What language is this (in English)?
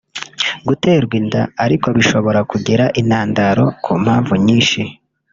Kinyarwanda